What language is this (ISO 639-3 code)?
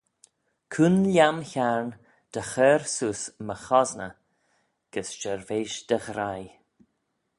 glv